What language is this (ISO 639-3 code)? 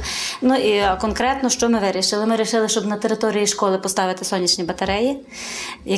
ukr